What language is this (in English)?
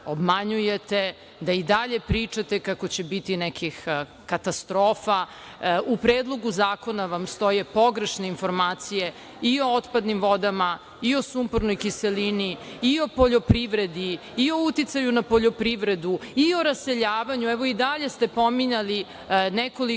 Serbian